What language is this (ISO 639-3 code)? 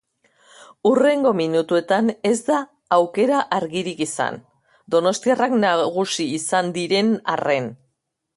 eus